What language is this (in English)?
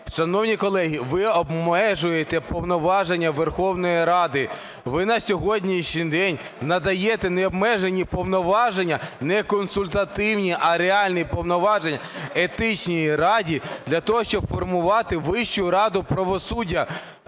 Ukrainian